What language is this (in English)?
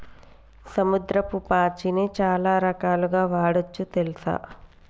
Telugu